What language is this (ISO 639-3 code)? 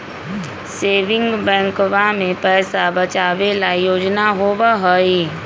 mag